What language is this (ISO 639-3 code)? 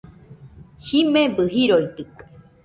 hux